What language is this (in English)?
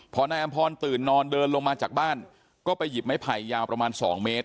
Thai